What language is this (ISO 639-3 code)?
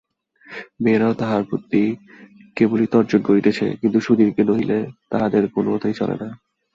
ben